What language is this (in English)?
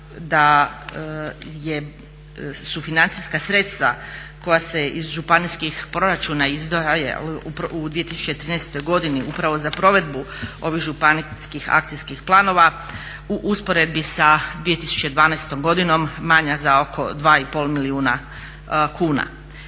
Croatian